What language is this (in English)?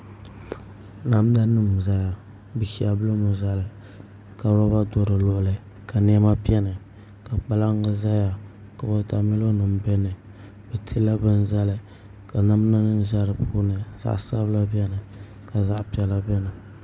Dagbani